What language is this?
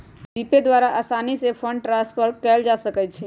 Magahi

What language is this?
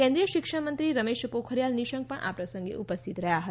Gujarati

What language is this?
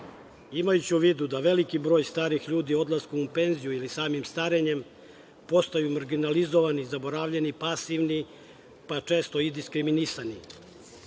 Serbian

